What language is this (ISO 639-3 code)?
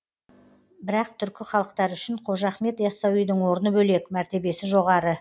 kaz